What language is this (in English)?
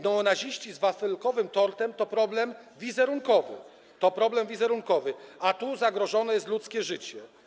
Polish